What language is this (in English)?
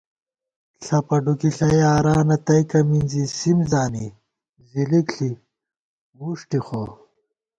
Gawar-Bati